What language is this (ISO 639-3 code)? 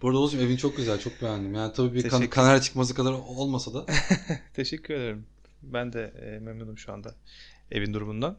tur